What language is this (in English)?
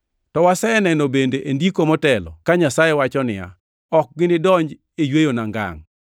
Luo (Kenya and Tanzania)